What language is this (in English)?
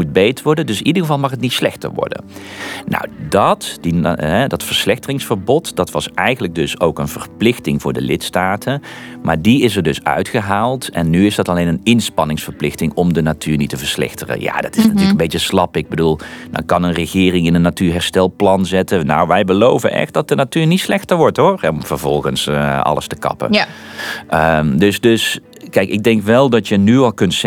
Dutch